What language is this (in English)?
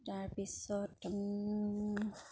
Assamese